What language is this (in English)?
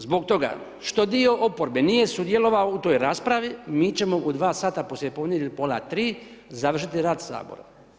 Croatian